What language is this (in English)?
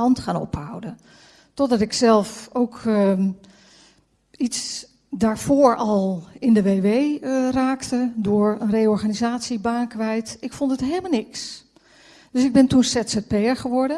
Dutch